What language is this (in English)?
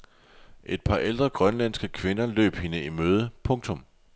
Danish